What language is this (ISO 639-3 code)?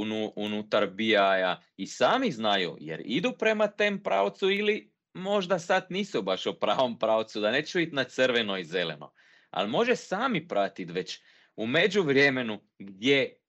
hrv